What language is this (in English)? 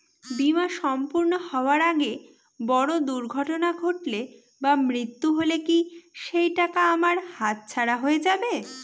Bangla